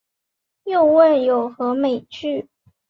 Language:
Chinese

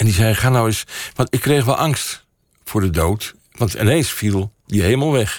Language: Dutch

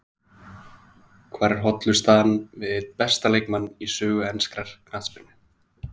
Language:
Icelandic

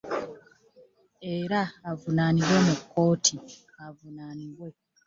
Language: Ganda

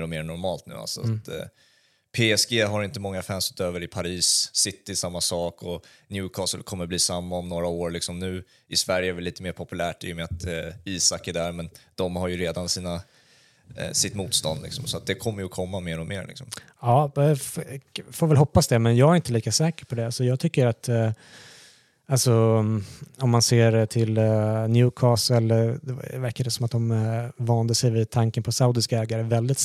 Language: Swedish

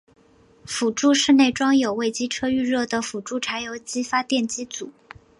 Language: Chinese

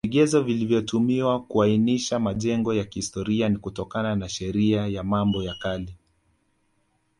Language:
Swahili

